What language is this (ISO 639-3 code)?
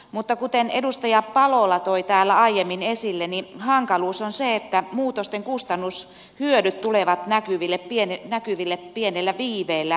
fin